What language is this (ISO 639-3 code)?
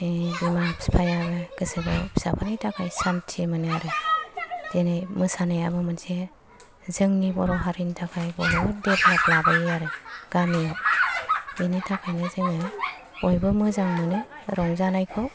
brx